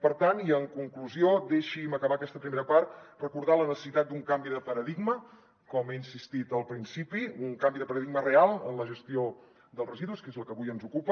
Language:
Catalan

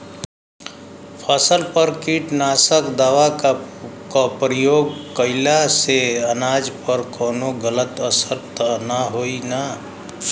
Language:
Bhojpuri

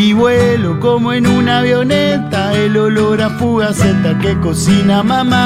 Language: Spanish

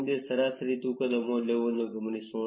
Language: Kannada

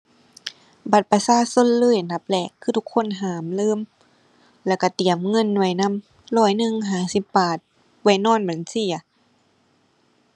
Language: Thai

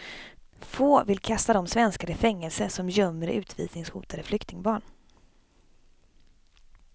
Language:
Swedish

